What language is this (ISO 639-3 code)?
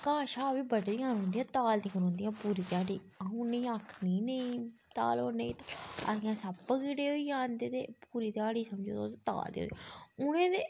doi